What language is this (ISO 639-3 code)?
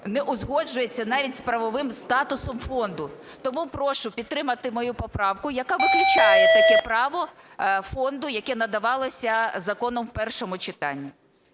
ukr